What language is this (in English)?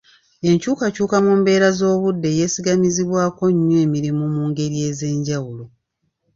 Ganda